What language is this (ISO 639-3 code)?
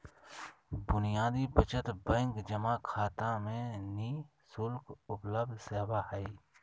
mag